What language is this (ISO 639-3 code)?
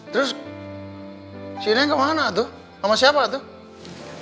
ind